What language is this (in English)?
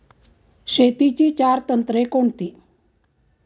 Marathi